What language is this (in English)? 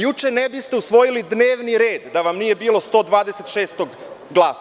Serbian